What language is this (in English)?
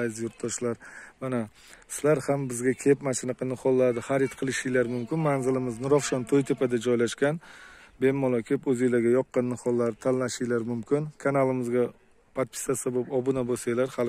Turkish